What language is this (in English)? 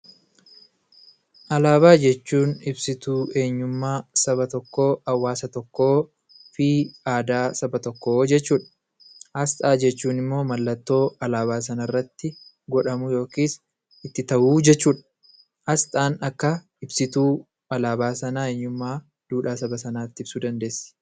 Oromo